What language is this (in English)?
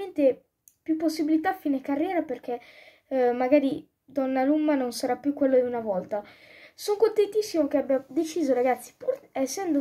Italian